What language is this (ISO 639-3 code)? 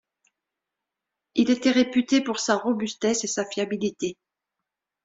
fra